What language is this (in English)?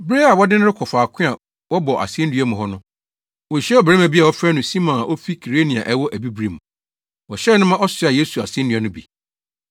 Akan